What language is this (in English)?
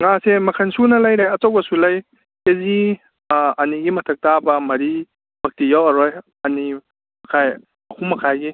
Manipuri